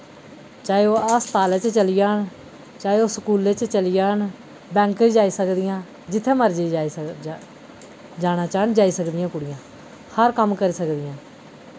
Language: Dogri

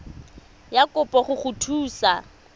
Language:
Tswana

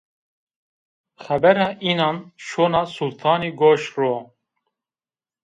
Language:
Zaza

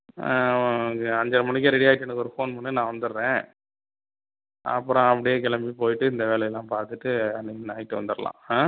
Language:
Tamil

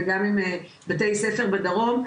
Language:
Hebrew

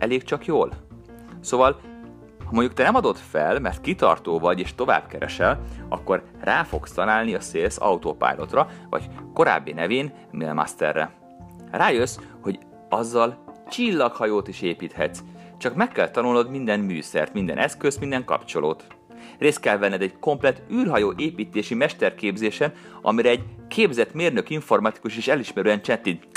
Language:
Hungarian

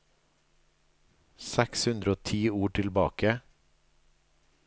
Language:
Norwegian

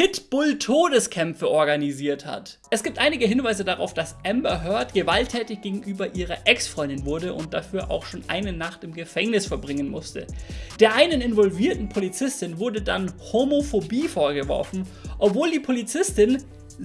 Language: German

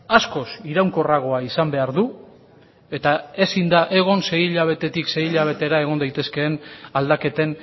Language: Basque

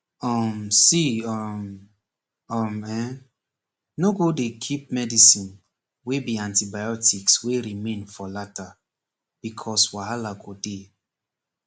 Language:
Nigerian Pidgin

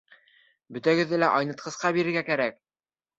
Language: Bashkir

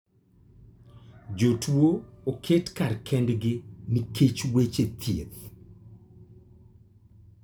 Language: Luo (Kenya and Tanzania)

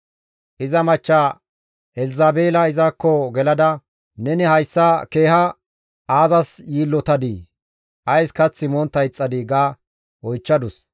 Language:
Gamo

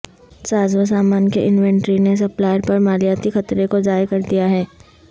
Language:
Urdu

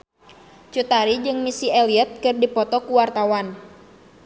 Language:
Sundanese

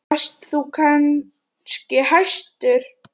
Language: Icelandic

